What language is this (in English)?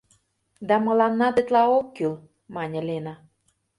Mari